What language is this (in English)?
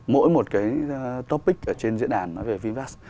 Vietnamese